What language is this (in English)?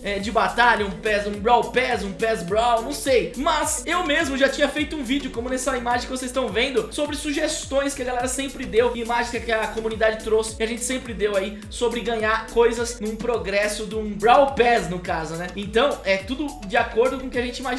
Portuguese